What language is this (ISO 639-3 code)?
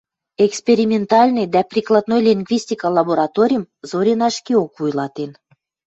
mrj